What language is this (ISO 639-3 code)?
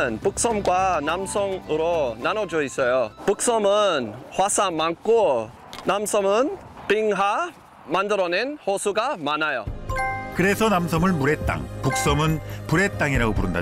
kor